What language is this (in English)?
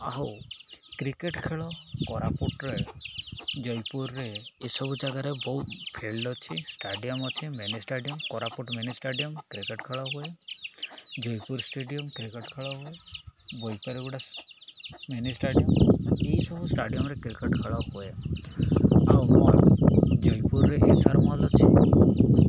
Odia